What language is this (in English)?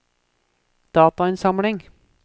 Norwegian